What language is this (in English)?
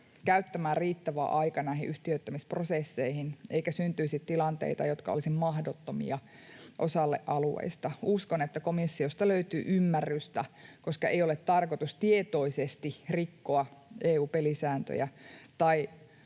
Finnish